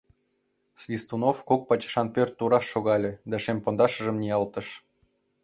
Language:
Mari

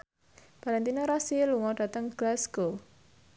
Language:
Javanese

